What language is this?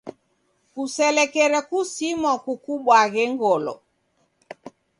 Taita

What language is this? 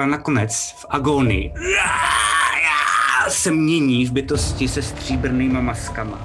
Czech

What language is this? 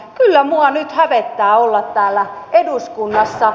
Finnish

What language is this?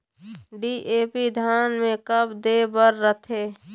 Chhattisgarhi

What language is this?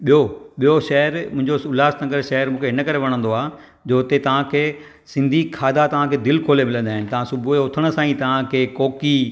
Sindhi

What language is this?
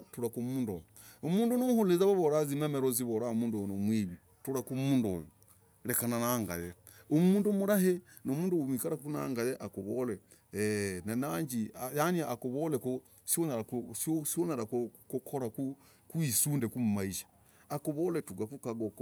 Logooli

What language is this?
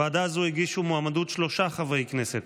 Hebrew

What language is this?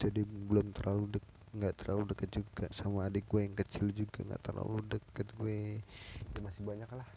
Indonesian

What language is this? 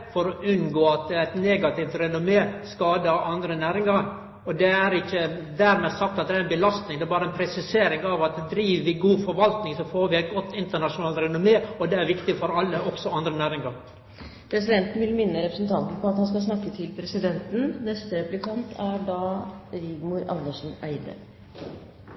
Norwegian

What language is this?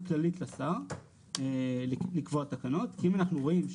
Hebrew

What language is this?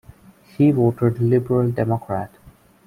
English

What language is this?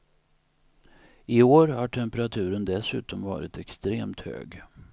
Swedish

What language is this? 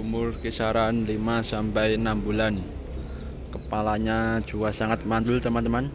Indonesian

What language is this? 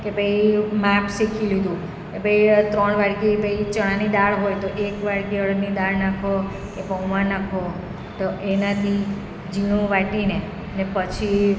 Gujarati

